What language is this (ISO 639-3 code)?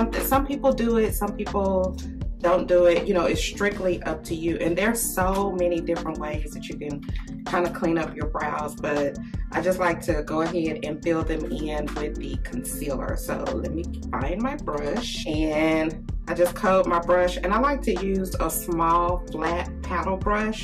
eng